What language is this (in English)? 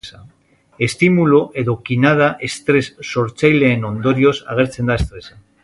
Basque